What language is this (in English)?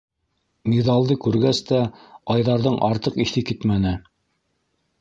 Bashkir